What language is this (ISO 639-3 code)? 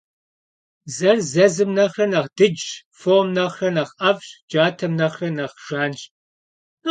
kbd